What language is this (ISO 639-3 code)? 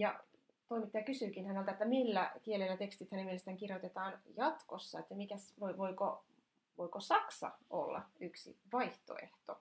fin